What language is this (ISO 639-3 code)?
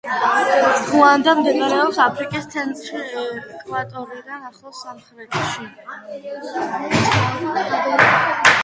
kat